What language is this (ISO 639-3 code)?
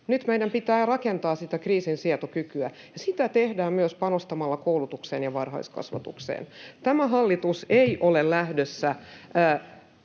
fin